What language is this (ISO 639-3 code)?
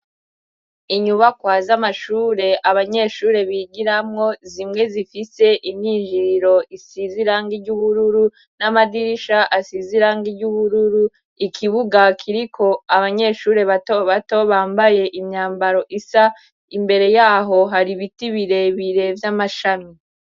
run